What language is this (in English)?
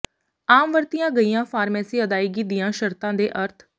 Punjabi